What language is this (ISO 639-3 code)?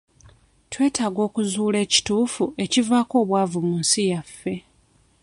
lug